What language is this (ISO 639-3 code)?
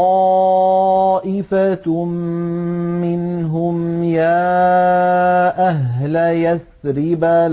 ara